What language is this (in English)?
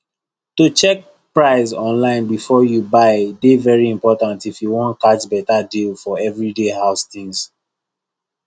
Nigerian Pidgin